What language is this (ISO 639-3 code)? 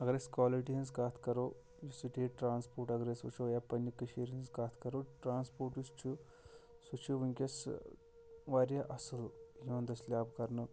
kas